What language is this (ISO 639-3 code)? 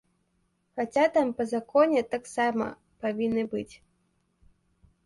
bel